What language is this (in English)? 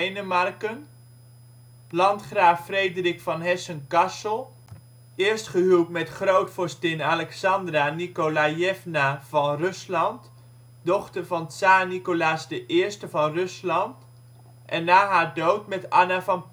Dutch